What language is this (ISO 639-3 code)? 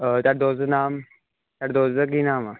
pan